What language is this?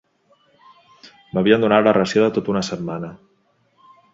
Catalan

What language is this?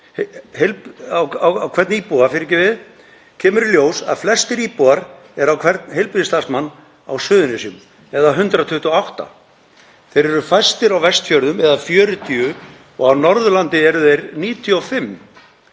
Icelandic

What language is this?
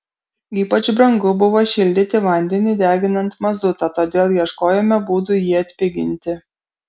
Lithuanian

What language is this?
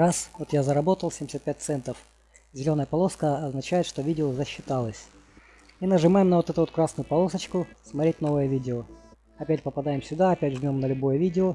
Russian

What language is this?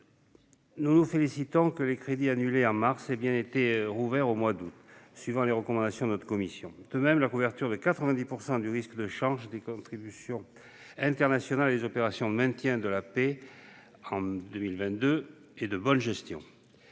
French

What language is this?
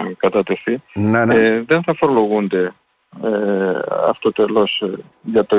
Greek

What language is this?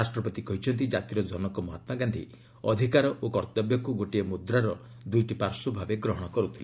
Odia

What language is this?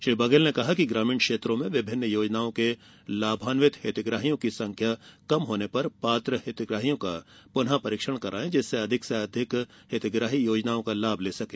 Hindi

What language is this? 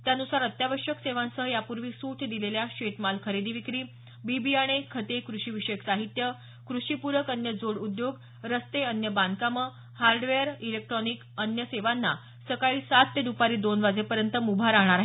Marathi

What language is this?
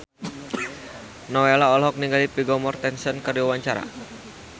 Sundanese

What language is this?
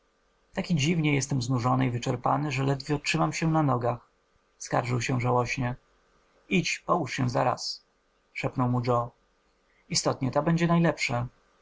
Polish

